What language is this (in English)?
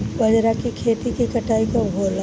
Bhojpuri